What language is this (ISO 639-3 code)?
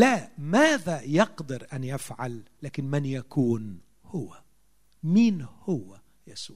ara